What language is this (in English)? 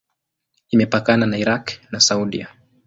Swahili